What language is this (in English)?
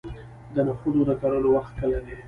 Pashto